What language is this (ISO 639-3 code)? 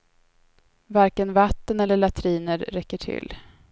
swe